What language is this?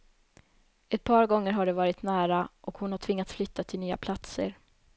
Swedish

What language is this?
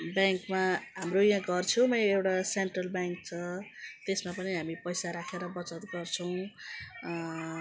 Nepali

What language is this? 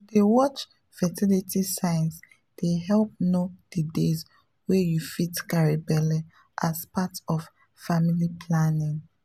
Nigerian Pidgin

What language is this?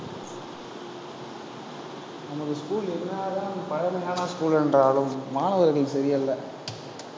Tamil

